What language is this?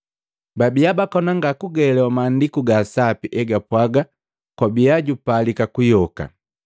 Matengo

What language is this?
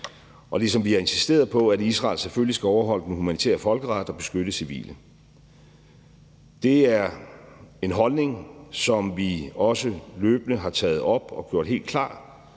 Danish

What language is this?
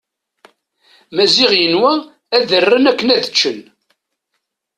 Kabyle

